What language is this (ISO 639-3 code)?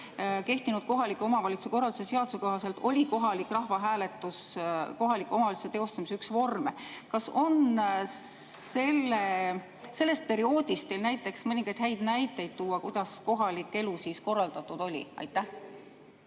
est